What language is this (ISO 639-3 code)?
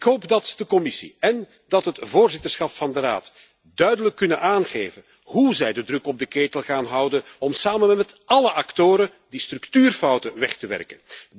nld